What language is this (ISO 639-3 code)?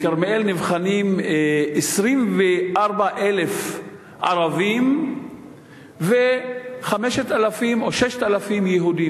heb